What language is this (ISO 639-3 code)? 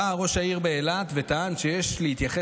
heb